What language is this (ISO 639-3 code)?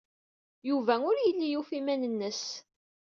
kab